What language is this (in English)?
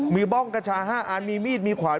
Thai